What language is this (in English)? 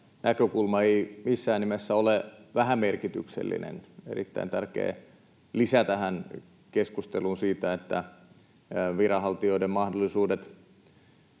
Finnish